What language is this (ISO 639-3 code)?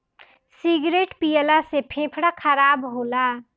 bho